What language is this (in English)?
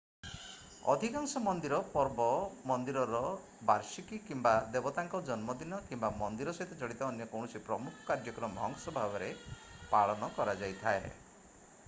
Odia